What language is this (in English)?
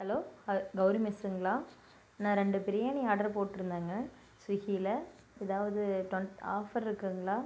Tamil